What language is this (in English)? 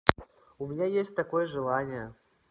Russian